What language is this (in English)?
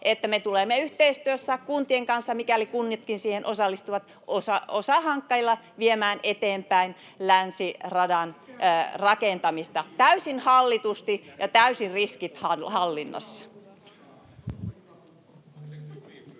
Finnish